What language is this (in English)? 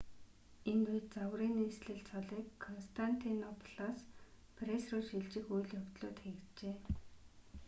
Mongolian